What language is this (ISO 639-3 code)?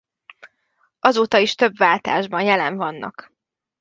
hun